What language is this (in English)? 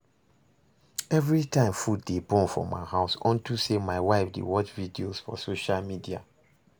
Nigerian Pidgin